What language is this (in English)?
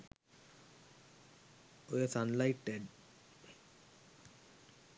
Sinhala